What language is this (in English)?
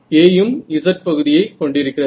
Tamil